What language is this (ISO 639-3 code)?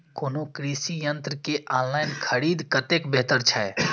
mai